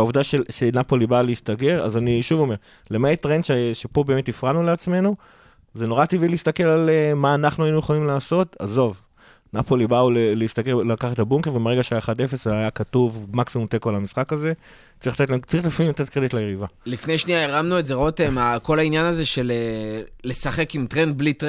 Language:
Hebrew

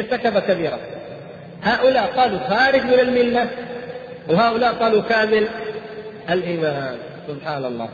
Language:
Arabic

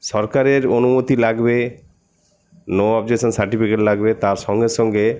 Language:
Bangla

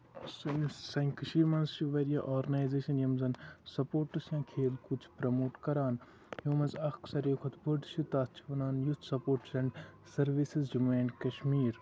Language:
Kashmiri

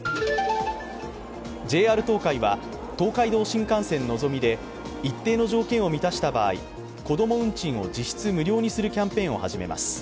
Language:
Japanese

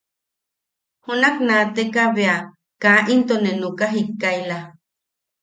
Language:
Yaqui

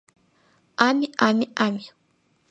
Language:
Mari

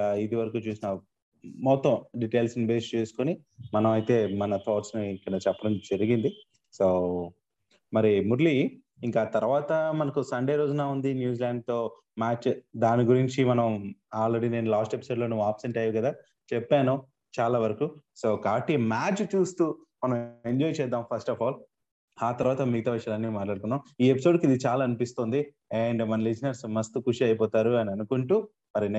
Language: Telugu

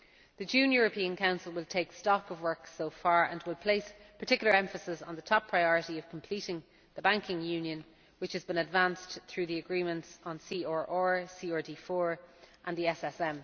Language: English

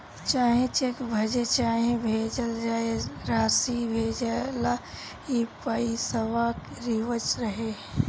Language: Bhojpuri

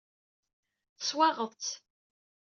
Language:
Kabyle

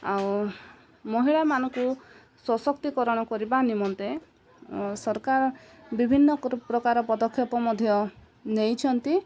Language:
Odia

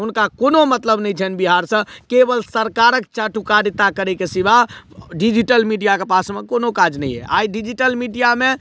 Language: Maithili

